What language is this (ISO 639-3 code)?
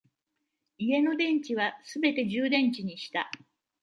jpn